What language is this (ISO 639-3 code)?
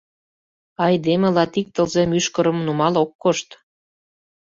chm